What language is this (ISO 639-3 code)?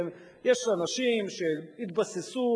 heb